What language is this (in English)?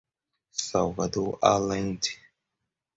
Portuguese